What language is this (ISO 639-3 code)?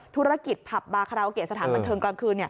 tha